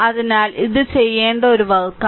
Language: Malayalam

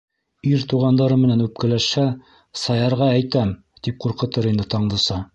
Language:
Bashkir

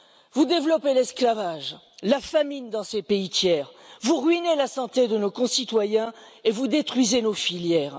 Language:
French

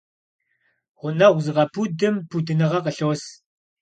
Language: Kabardian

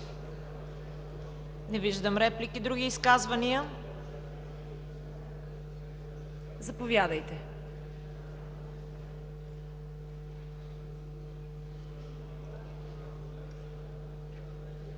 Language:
Bulgarian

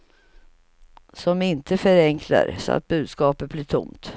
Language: Swedish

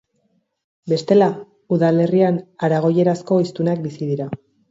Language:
Basque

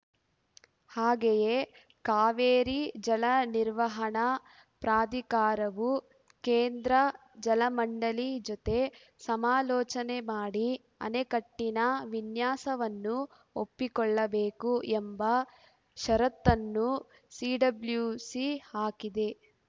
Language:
Kannada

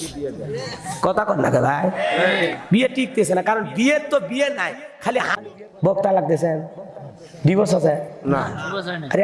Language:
Indonesian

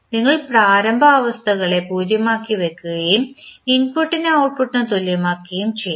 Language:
Malayalam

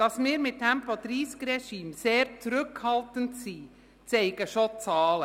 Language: Swiss German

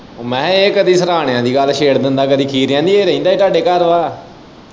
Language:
Punjabi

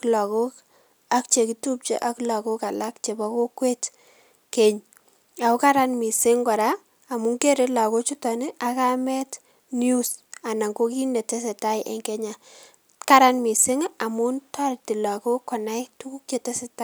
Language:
Kalenjin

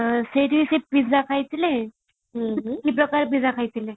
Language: Odia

